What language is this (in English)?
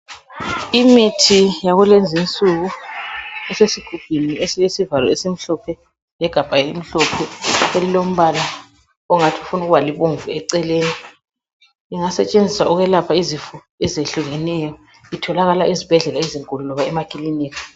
North Ndebele